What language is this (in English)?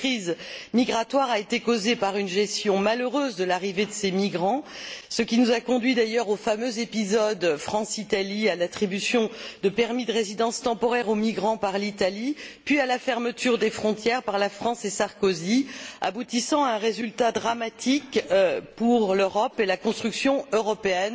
French